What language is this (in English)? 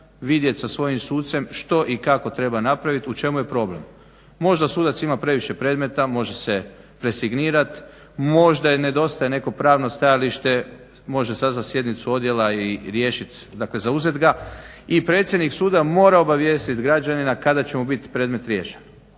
Croatian